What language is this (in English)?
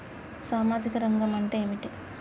Telugu